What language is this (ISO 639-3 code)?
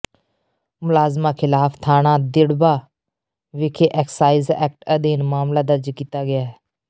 pan